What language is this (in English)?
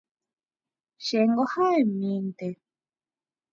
Guarani